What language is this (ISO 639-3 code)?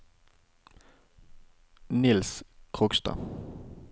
nor